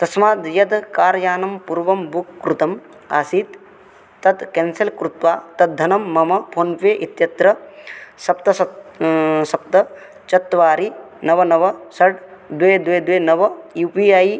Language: Sanskrit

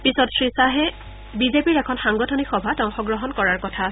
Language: Assamese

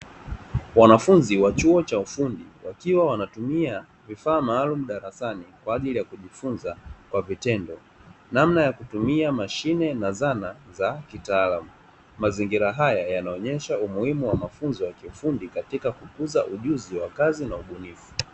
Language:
Swahili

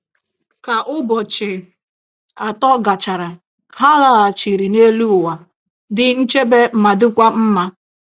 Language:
Igbo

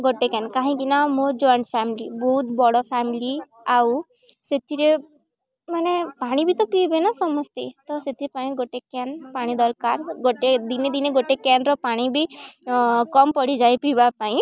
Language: Odia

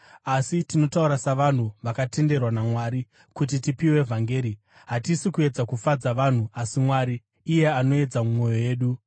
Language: Shona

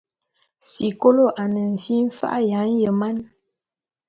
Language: Bulu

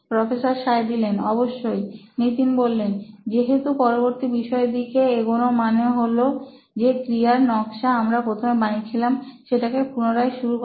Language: Bangla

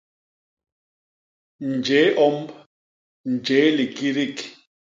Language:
Basaa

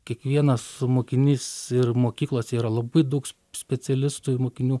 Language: Lithuanian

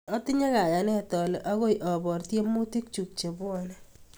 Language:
Kalenjin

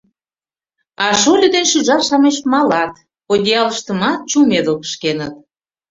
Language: Mari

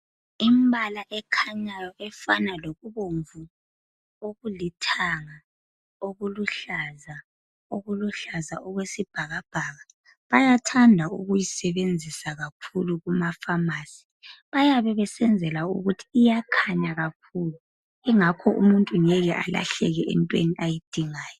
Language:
North Ndebele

